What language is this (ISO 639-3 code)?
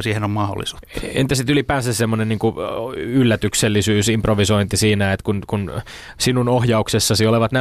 fin